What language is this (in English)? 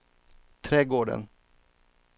Swedish